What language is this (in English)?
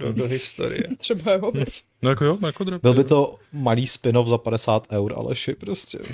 Czech